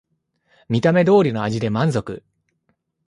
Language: Japanese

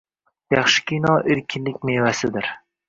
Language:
Uzbek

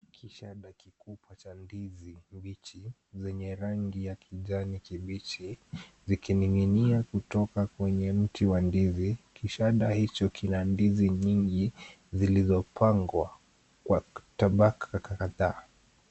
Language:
Swahili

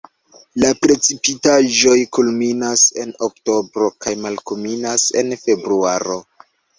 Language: Esperanto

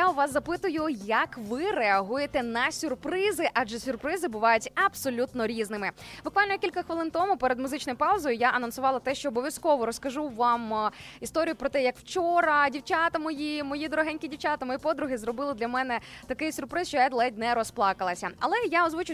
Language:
Ukrainian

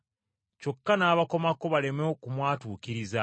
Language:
Ganda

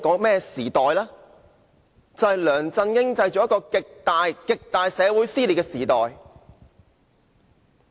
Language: Cantonese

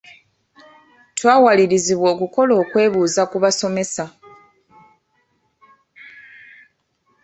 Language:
Ganda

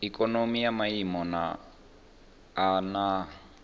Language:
Venda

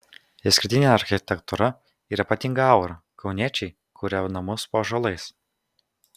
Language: Lithuanian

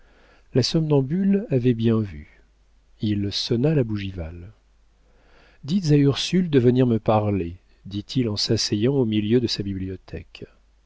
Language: French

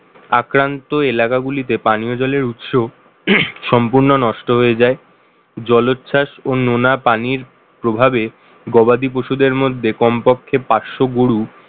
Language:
Bangla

